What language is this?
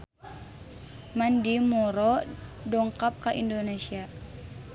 Sundanese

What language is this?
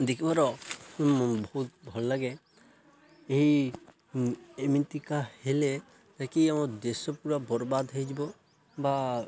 Odia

